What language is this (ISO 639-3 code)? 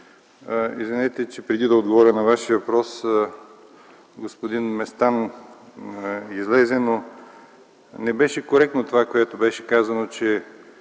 bul